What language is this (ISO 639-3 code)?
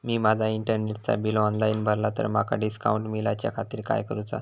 mar